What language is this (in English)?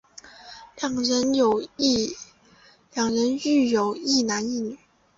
Chinese